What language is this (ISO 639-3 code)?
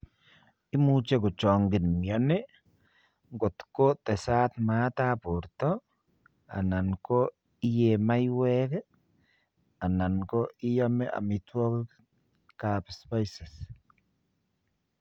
kln